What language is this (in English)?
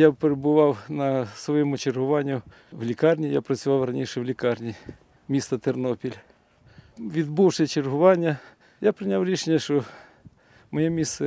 Ukrainian